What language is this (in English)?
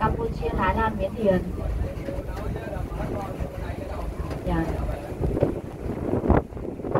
Vietnamese